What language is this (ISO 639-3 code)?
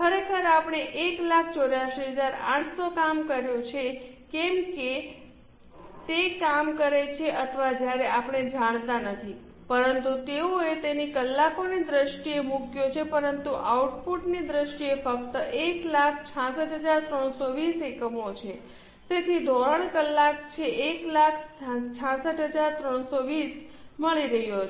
guj